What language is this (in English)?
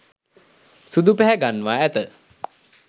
Sinhala